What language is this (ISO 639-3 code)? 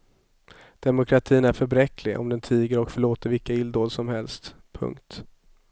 swe